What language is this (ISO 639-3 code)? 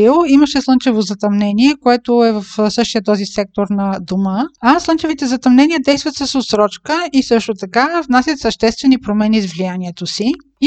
bul